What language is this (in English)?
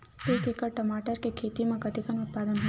Chhattisgarhi